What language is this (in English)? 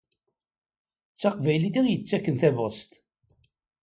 Kabyle